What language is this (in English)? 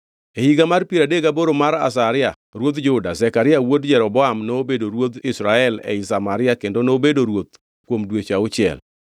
Luo (Kenya and Tanzania)